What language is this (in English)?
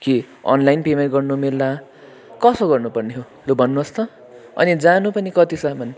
Nepali